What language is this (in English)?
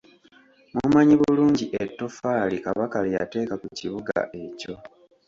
Ganda